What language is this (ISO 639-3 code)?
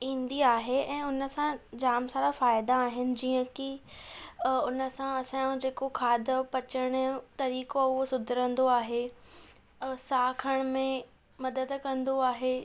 snd